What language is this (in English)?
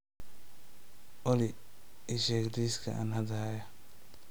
Somali